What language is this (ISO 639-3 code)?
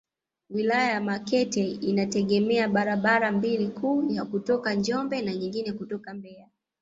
swa